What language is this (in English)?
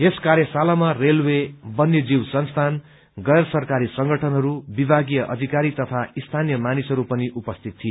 Nepali